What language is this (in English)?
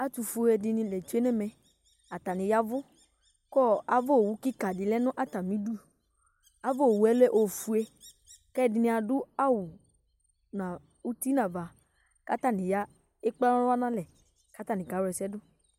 Ikposo